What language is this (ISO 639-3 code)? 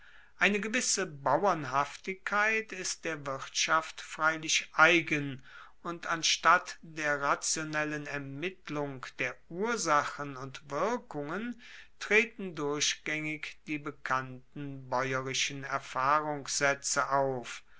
deu